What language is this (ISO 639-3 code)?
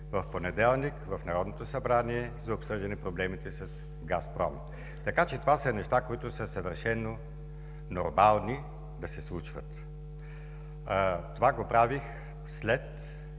bul